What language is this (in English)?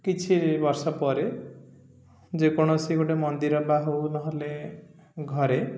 Odia